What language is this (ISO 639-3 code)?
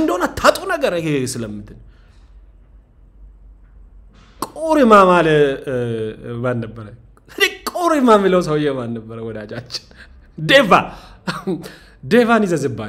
ara